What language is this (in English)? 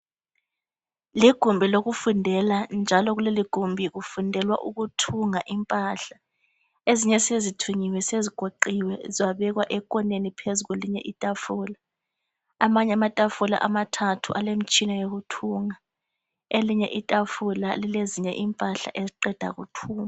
North Ndebele